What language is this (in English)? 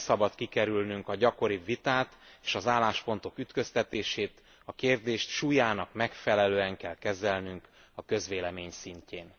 Hungarian